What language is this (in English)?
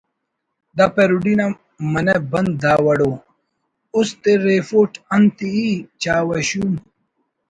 Brahui